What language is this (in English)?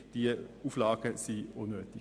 Swiss German